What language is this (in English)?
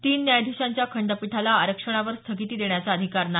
Marathi